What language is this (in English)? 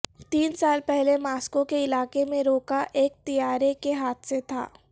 Urdu